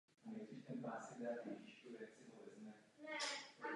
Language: Czech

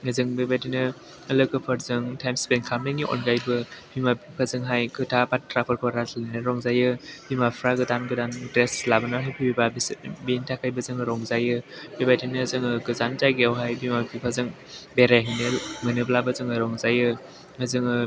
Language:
Bodo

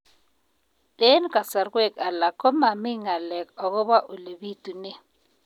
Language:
Kalenjin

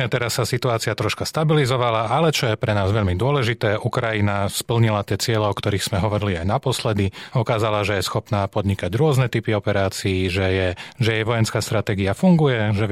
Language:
Slovak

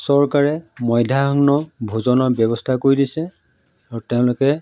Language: Assamese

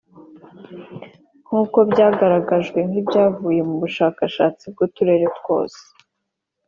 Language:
Kinyarwanda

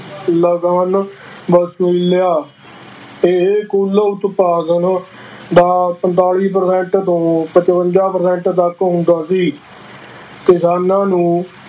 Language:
Punjabi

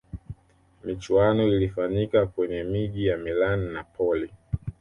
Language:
Swahili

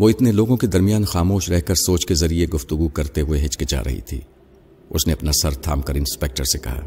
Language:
Urdu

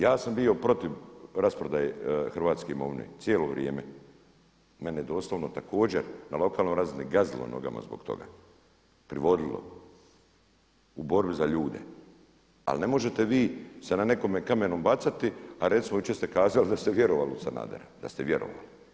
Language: Croatian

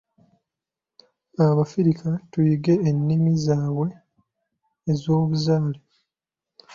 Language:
Ganda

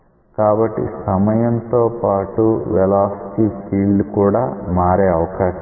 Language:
Telugu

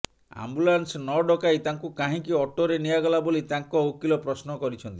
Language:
Odia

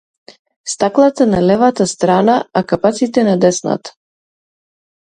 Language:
Macedonian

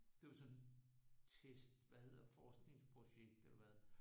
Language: Danish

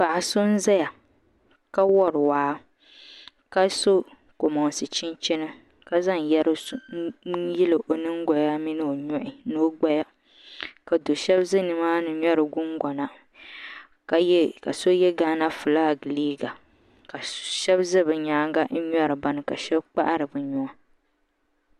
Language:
Dagbani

